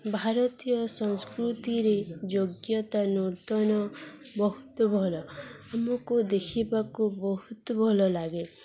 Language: Odia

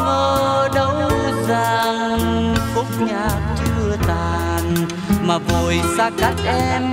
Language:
Vietnamese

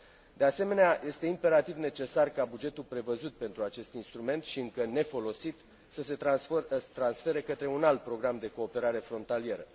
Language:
Romanian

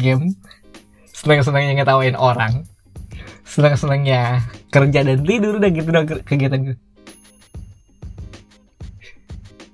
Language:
Indonesian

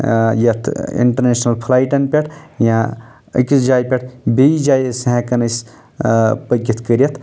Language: Kashmiri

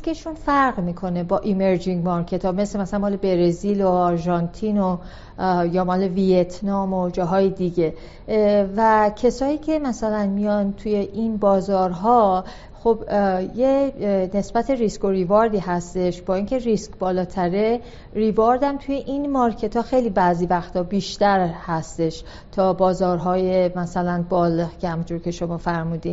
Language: Persian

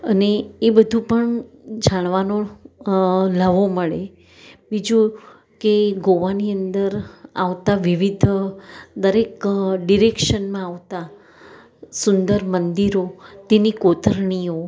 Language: Gujarati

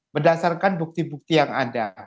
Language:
Indonesian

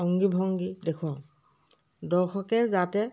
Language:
Assamese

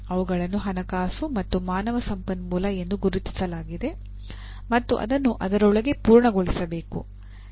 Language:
Kannada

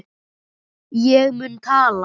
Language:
Icelandic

